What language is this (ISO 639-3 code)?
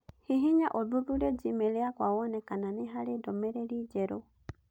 kik